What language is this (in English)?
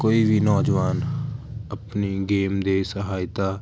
Punjabi